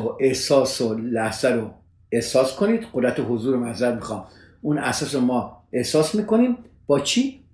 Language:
Persian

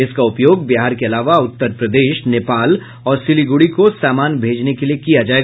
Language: Hindi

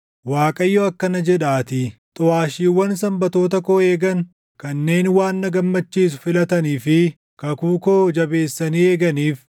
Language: Oromo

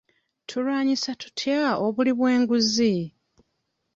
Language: Ganda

